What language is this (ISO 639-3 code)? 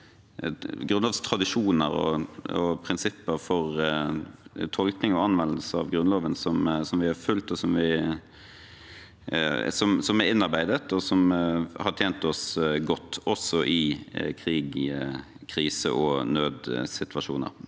nor